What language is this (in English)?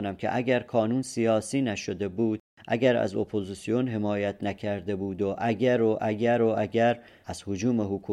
Persian